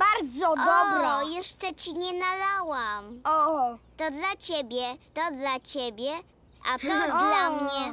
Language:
Polish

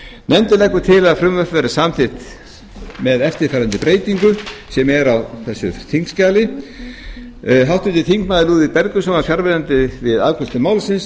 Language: Icelandic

